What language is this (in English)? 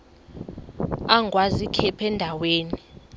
Xhosa